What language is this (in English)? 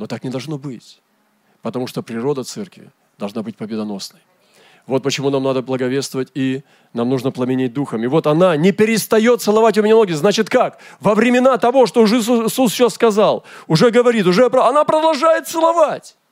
Russian